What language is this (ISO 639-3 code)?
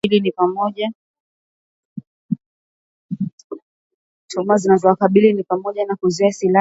swa